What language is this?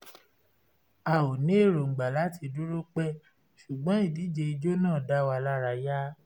Yoruba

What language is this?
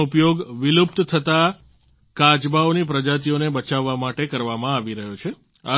Gujarati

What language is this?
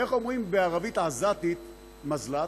Hebrew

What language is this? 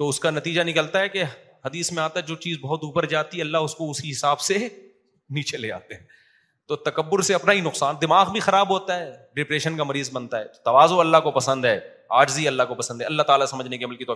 Urdu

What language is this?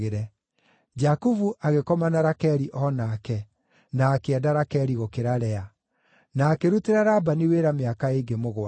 Kikuyu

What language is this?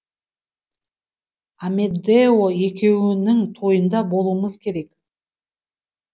Kazakh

